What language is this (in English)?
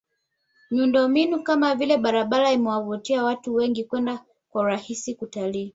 Swahili